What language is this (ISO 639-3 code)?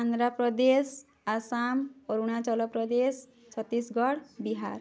ori